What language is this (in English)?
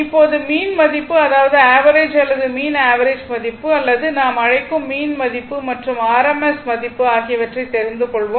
Tamil